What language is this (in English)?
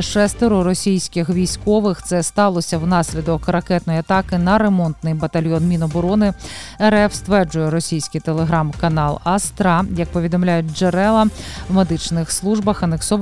Ukrainian